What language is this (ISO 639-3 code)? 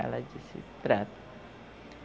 por